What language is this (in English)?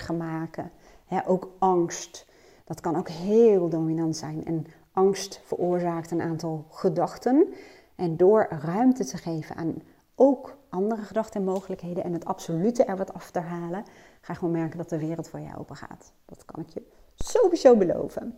Dutch